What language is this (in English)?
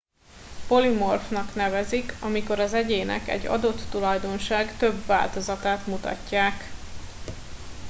Hungarian